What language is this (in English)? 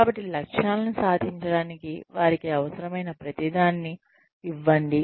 Telugu